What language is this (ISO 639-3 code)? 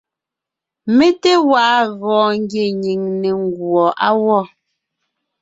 nnh